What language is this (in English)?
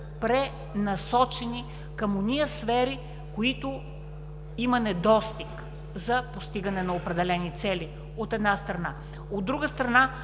Bulgarian